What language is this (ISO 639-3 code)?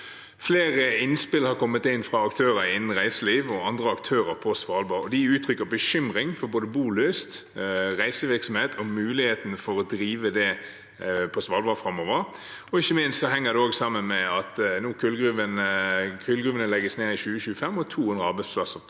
nor